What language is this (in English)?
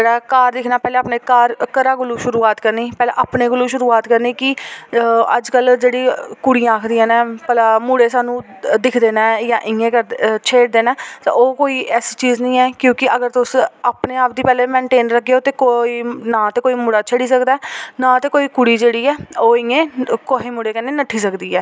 Dogri